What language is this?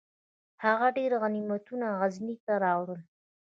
Pashto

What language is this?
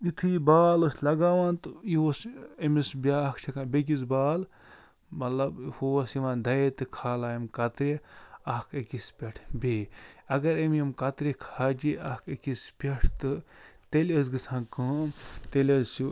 Kashmiri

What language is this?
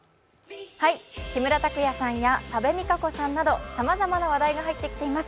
Japanese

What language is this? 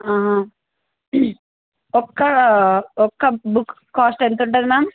Telugu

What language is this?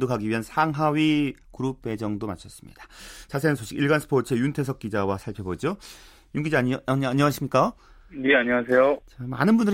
Korean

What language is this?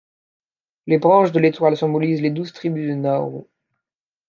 French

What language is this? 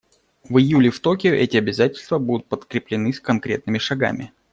Russian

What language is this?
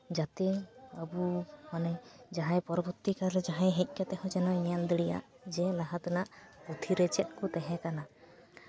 Santali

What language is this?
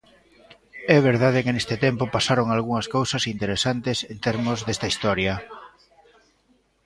Galician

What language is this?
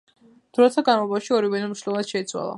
Georgian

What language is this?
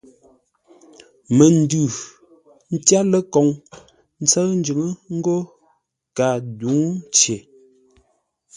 Ngombale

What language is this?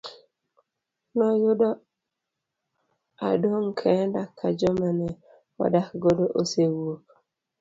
Luo (Kenya and Tanzania)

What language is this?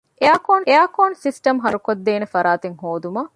Divehi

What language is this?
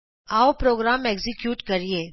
Punjabi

